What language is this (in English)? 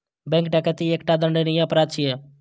Maithili